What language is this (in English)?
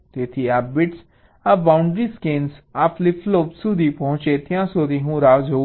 Gujarati